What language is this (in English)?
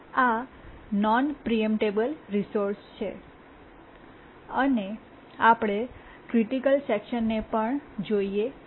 Gujarati